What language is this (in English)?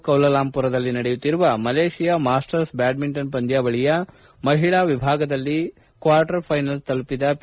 Kannada